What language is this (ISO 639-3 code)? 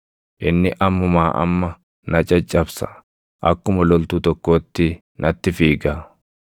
orm